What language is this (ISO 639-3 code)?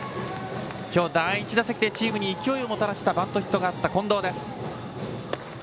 jpn